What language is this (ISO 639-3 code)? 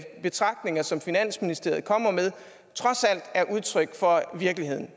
dan